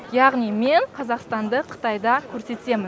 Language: Kazakh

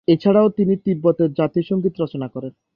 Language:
Bangla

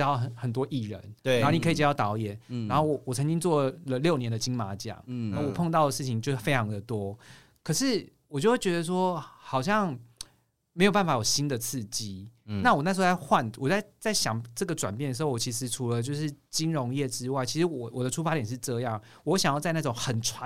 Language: Chinese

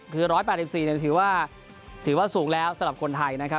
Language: Thai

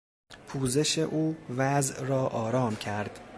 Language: Persian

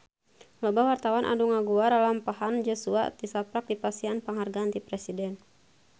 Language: Sundanese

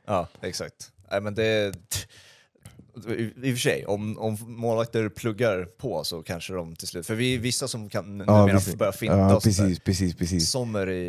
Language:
Swedish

